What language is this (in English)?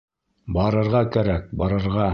Bashkir